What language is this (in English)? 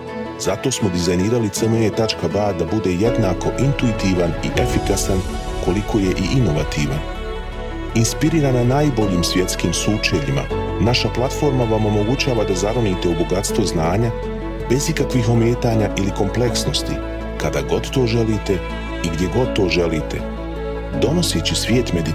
Croatian